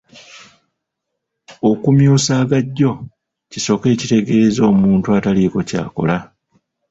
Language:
Ganda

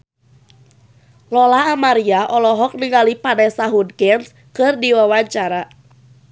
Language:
Sundanese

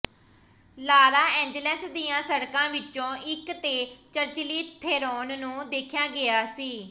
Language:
Punjabi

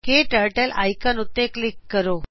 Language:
Punjabi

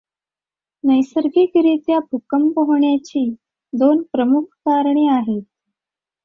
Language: Marathi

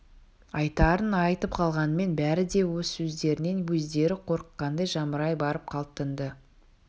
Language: Kazakh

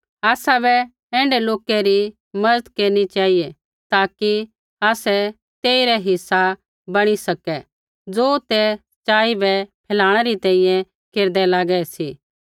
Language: Kullu Pahari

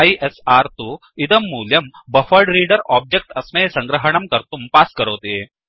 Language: Sanskrit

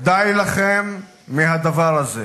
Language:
Hebrew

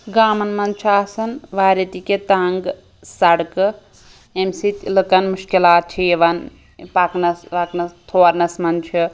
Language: Kashmiri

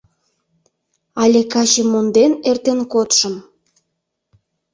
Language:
Mari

